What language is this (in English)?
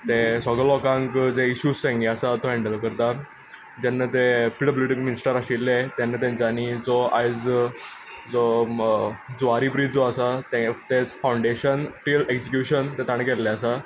Konkani